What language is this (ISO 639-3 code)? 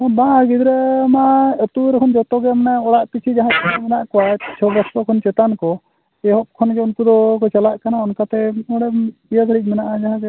sat